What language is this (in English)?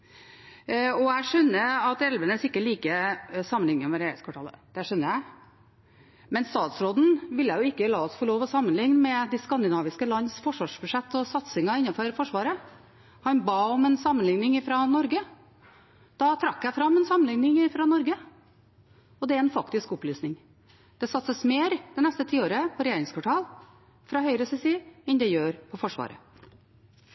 Norwegian Bokmål